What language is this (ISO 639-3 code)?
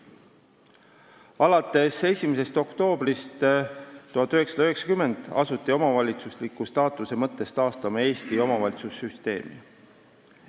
est